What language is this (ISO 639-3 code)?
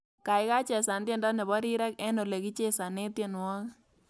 kln